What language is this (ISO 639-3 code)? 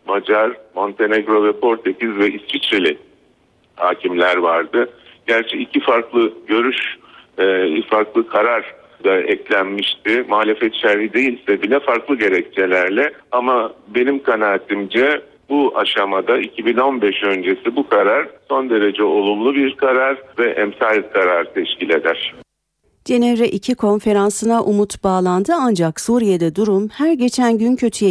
tur